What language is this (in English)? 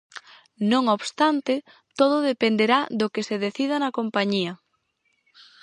Galician